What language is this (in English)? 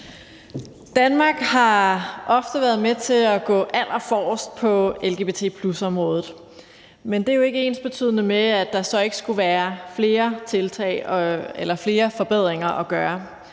Danish